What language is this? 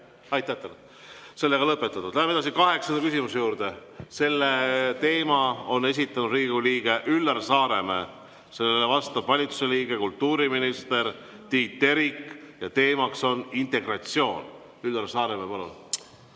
Estonian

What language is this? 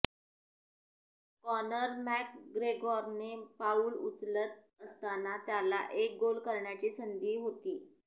Marathi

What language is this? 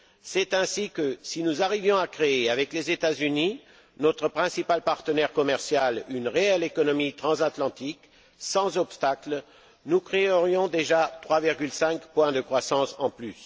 French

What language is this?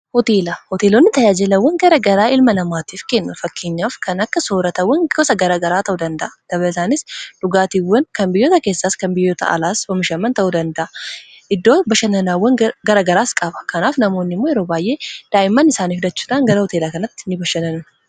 Oromo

